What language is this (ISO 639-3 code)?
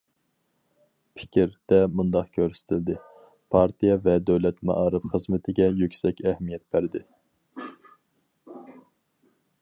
uig